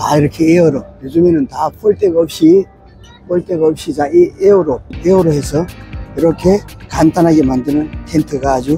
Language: Korean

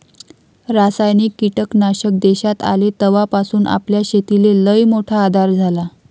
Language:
Marathi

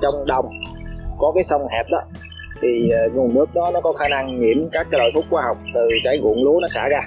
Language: Vietnamese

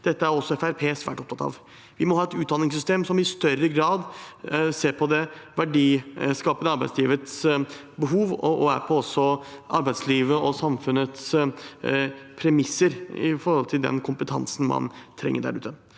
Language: Norwegian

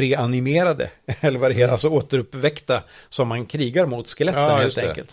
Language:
Swedish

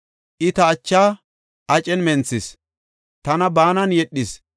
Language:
Gofa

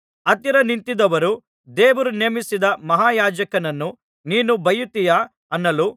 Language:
Kannada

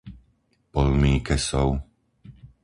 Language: Slovak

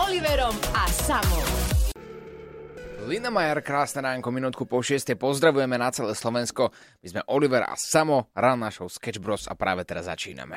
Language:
Slovak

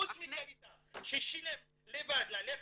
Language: Hebrew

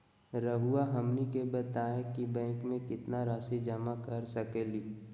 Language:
Magahi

